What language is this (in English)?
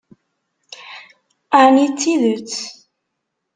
Kabyle